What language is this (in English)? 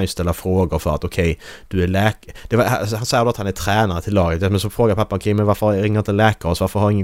Swedish